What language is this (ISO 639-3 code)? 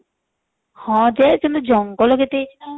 ori